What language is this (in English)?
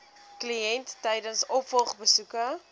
Afrikaans